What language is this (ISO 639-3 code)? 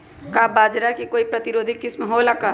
mag